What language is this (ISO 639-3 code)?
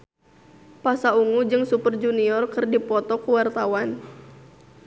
sun